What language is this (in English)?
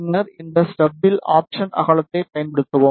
Tamil